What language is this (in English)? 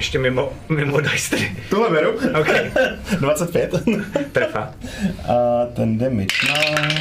Czech